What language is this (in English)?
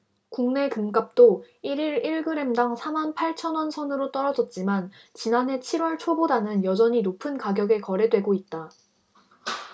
Korean